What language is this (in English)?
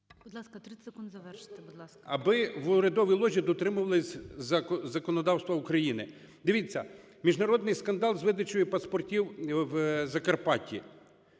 Ukrainian